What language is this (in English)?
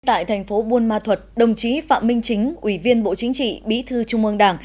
Vietnamese